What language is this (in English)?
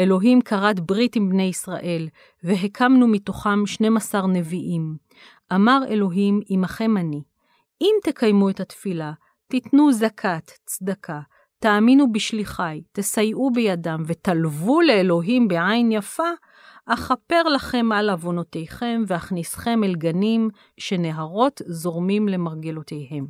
Hebrew